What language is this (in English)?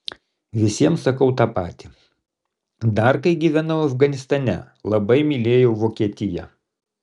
Lithuanian